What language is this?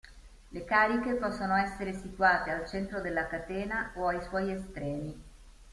Italian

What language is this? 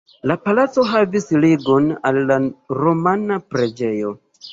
Esperanto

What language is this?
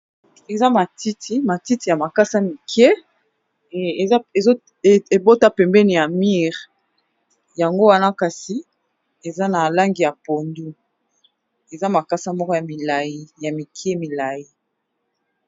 Lingala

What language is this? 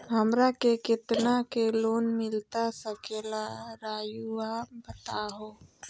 Magahi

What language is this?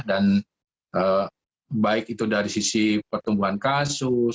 Indonesian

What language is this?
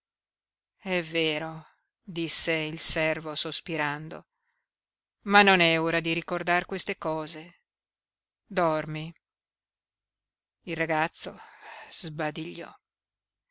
Italian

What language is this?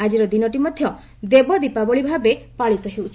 Odia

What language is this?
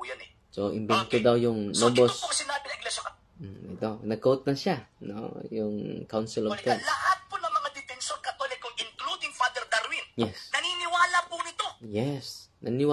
Filipino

